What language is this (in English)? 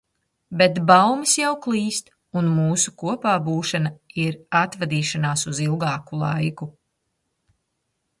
Latvian